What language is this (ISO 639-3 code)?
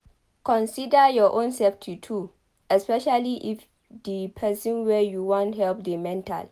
pcm